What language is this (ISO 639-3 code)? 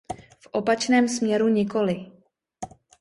ces